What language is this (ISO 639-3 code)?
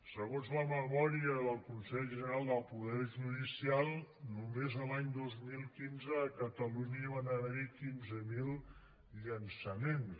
cat